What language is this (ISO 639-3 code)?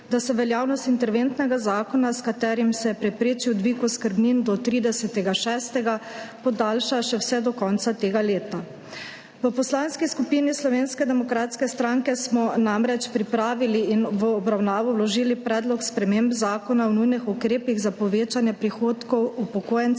slv